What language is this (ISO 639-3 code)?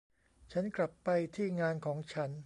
tha